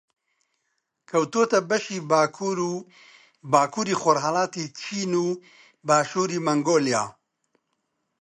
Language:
Central Kurdish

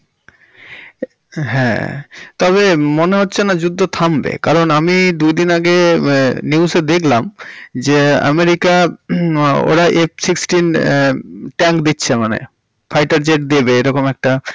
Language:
Bangla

